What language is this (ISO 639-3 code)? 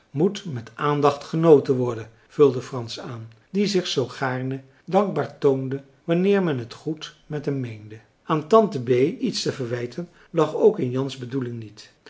nld